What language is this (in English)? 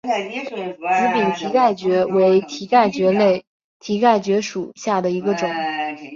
Chinese